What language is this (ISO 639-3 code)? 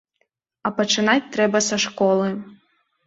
bel